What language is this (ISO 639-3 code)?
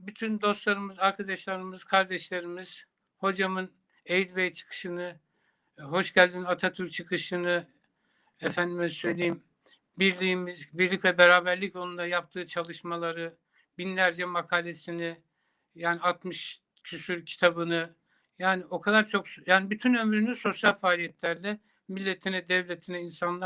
tur